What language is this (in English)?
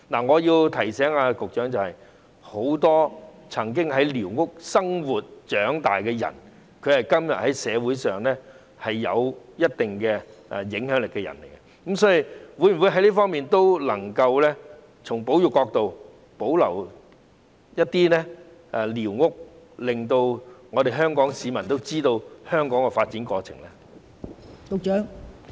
Cantonese